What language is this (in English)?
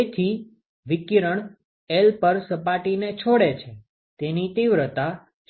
Gujarati